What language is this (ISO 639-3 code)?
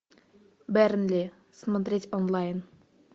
rus